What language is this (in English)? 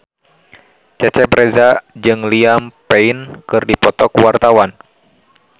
Sundanese